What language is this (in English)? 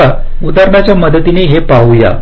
Marathi